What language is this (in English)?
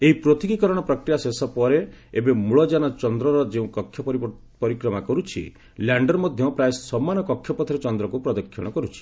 Odia